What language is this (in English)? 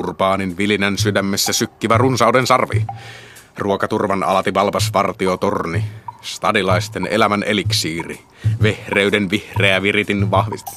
Finnish